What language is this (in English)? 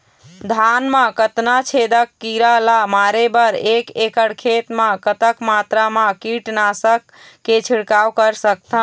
Chhattisgarhi